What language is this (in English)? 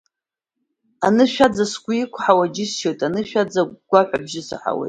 Abkhazian